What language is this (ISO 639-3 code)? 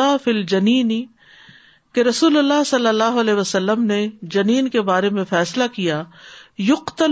urd